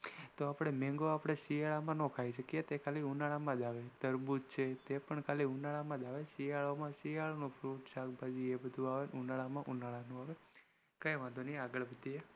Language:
Gujarati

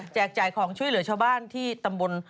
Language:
Thai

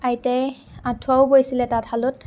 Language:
Assamese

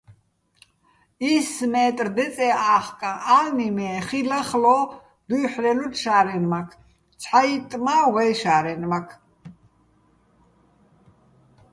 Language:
Bats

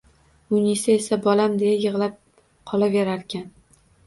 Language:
Uzbek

